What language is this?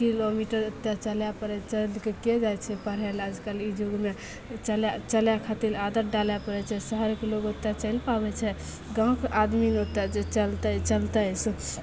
Maithili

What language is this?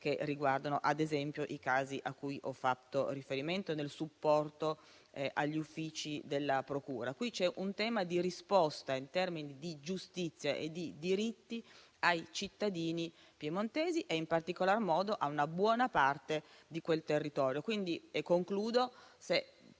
Italian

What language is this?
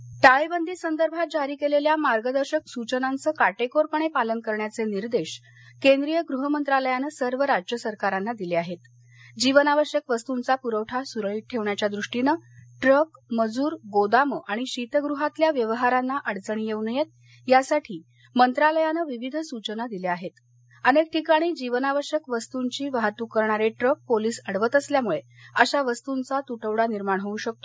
Marathi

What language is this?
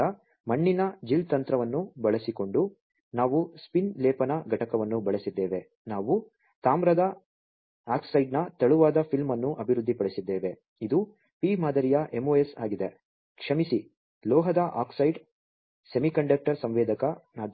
Kannada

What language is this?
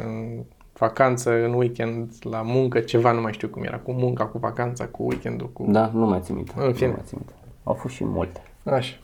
Romanian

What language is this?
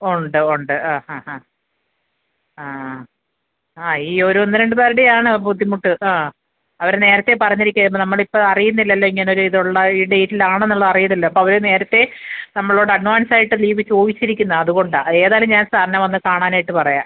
Malayalam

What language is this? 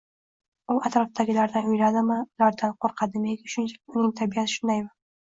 Uzbek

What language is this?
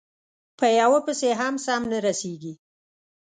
Pashto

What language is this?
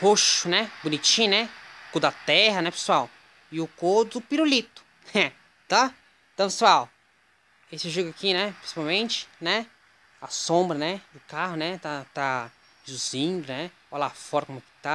Portuguese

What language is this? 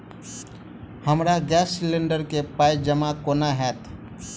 Maithili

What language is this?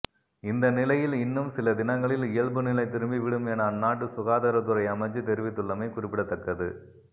Tamil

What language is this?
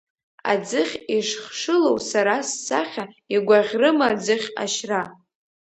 Abkhazian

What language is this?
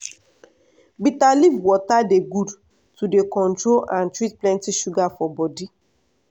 Nigerian Pidgin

